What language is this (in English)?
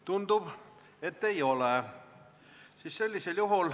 Estonian